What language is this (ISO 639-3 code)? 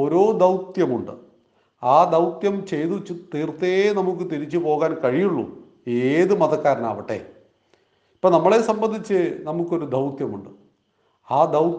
mal